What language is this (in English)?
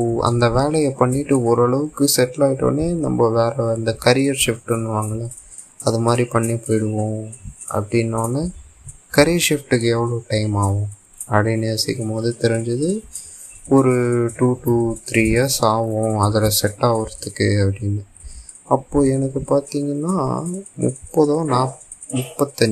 Tamil